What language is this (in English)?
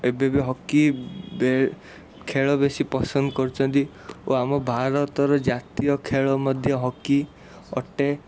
Odia